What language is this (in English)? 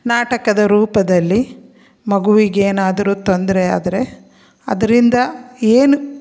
Kannada